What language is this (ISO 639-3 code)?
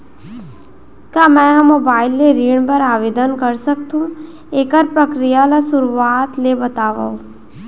hne